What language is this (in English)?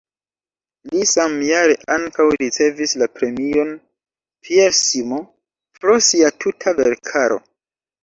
Esperanto